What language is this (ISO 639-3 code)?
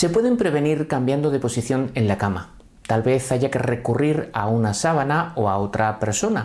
spa